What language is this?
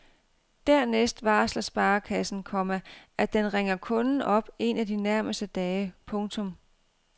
Danish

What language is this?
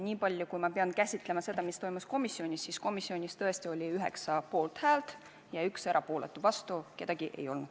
Estonian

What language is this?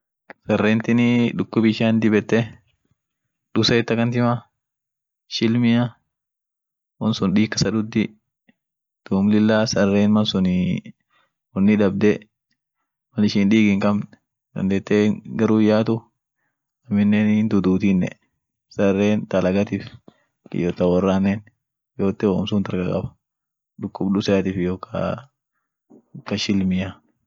Orma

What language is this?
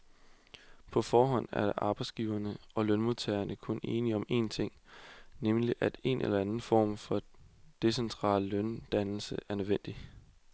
Danish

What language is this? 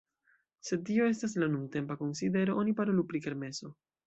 Esperanto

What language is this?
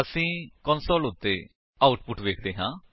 Punjabi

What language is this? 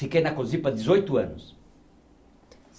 Portuguese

